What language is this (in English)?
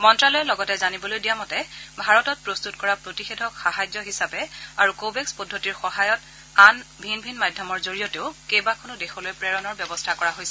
Assamese